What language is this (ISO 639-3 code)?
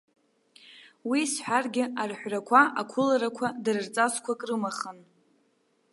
abk